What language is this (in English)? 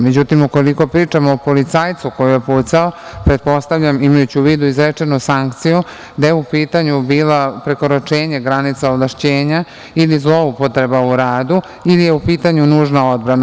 Serbian